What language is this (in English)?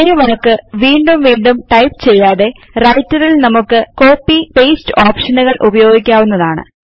Malayalam